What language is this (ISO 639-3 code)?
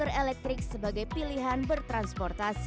ind